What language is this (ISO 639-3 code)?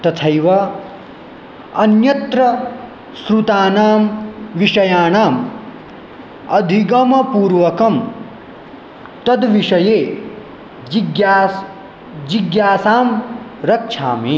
san